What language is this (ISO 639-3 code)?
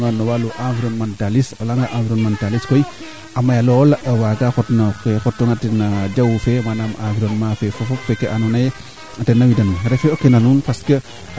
srr